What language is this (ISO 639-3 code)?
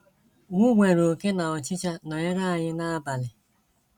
ibo